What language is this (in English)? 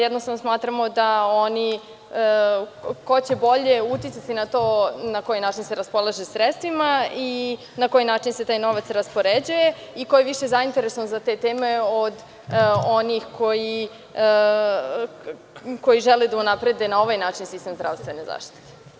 Serbian